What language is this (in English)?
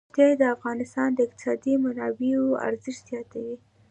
Pashto